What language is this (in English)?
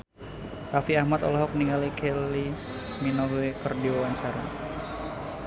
Sundanese